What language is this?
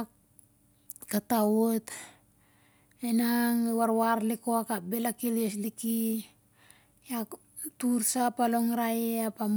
Siar-Lak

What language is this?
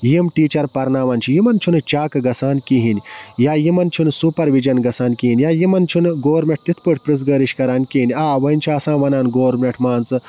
Kashmiri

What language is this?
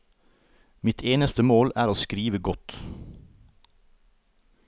Norwegian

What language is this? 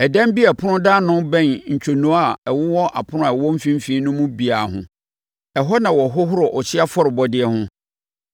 Akan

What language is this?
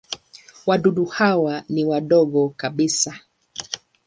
Swahili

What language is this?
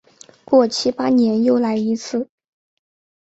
Chinese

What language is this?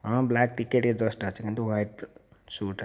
Odia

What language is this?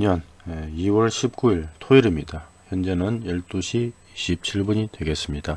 Korean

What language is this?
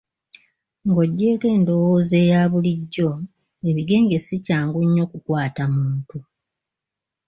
Ganda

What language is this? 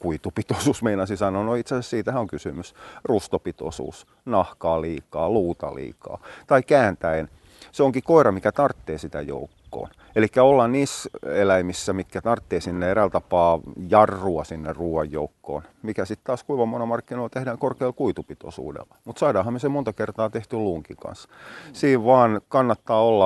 Finnish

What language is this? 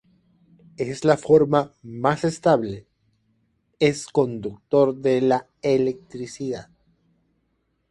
Spanish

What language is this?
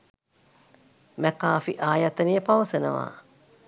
Sinhala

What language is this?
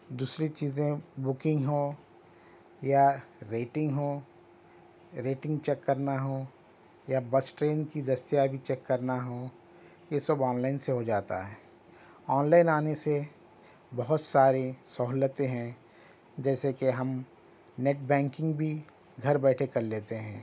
Urdu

